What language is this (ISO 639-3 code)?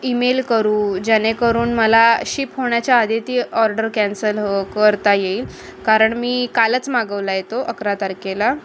mar